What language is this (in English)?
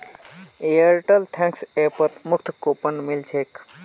Magahi